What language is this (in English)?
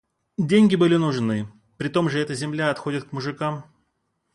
Russian